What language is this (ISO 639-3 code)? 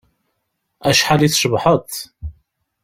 kab